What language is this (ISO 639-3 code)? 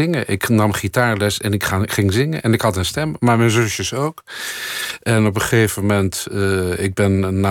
nld